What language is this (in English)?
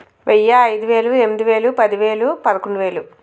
Telugu